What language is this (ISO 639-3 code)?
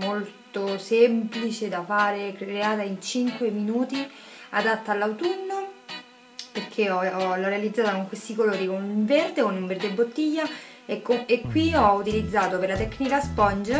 ita